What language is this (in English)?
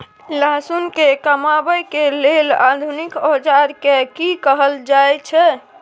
Maithili